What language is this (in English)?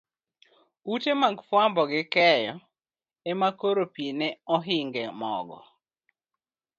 Luo (Kenya and Tanzania)